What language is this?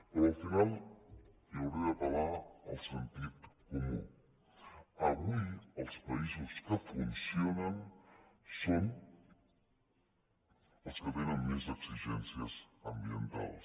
Catalan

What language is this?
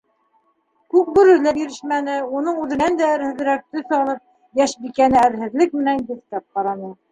Bashkir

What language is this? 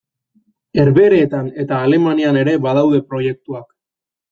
Basque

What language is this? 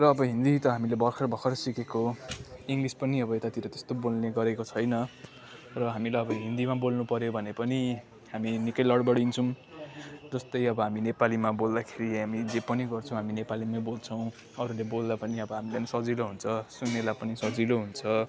Nepali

